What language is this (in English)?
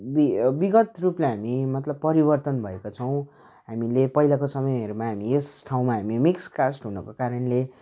Nepali